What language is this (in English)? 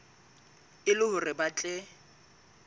Southern Sotho